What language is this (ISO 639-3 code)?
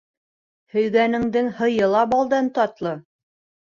bak